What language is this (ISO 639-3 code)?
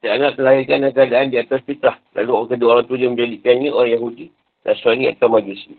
msa